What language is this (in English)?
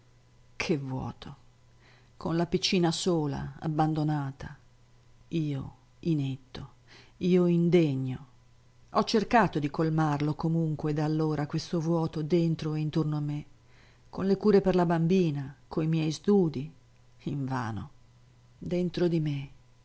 Italian